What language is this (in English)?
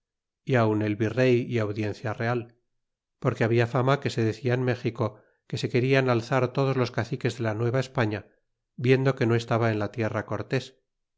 Spanish